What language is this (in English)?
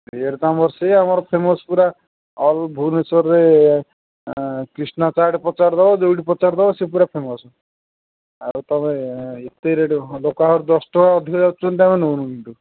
Odia